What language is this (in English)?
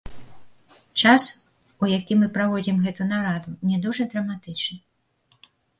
Belarusian